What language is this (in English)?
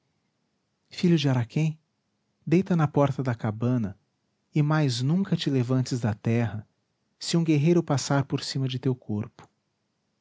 Portuguese